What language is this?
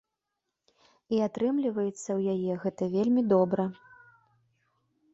Belarusian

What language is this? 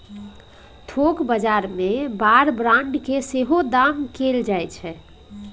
Maithili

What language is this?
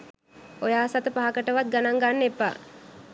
Sinhala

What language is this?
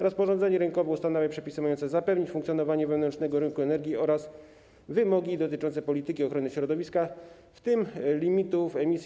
Polish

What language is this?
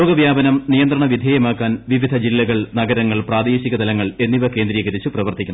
Malayalam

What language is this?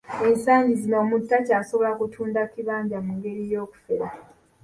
Ganda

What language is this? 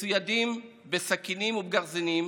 Hebrew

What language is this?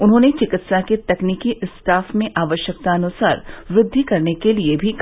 Hindi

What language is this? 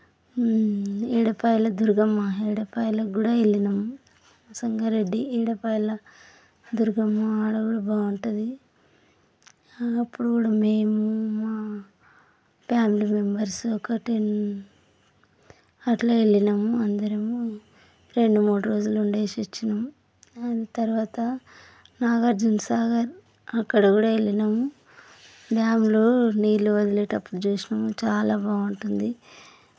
Telugu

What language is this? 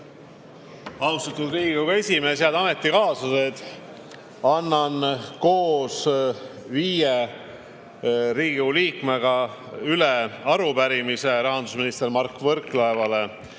Estonian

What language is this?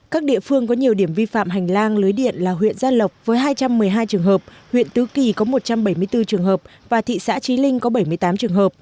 Vietnamese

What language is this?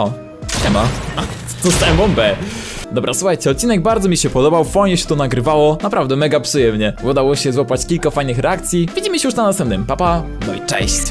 Polish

